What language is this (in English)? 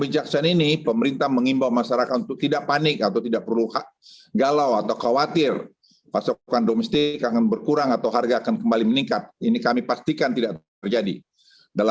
Indonesian